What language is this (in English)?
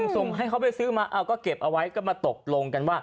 Thai